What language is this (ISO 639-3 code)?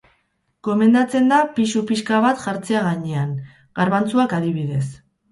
eus